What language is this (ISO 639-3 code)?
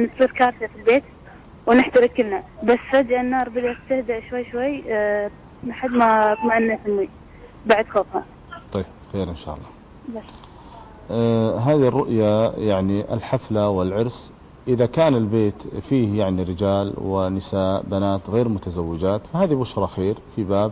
ara